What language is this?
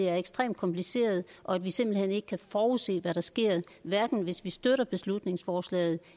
Danish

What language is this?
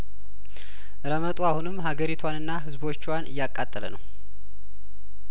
Amharic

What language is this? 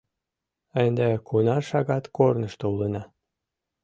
Mari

